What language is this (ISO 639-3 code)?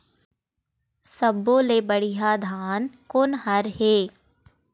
hne